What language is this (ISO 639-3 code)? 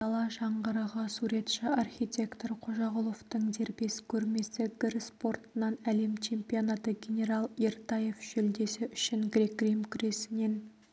kaz